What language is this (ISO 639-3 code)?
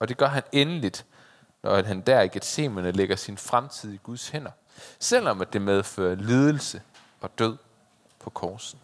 dan